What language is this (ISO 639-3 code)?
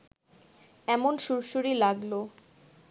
ben